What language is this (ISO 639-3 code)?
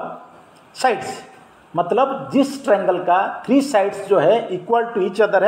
hin